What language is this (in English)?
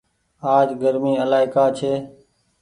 Goaria